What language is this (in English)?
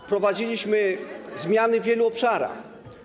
Polish